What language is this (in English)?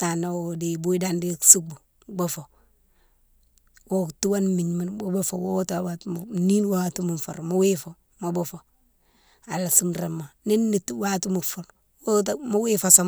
Mansoanka